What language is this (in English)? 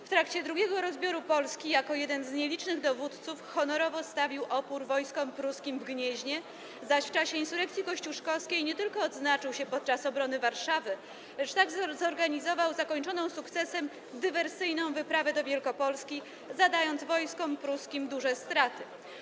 Polish